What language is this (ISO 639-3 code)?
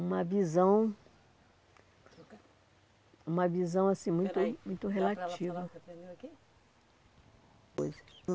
por